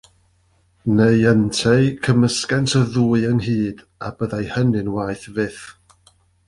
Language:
Welsh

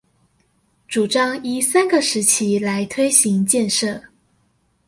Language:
Chinese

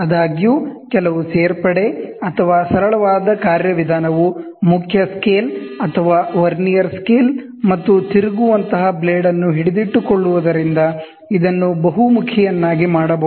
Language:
Kannada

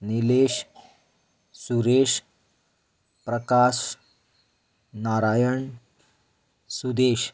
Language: Konkani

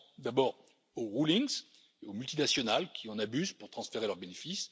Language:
French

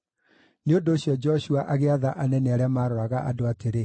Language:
Kikuyu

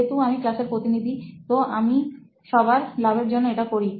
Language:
Bangla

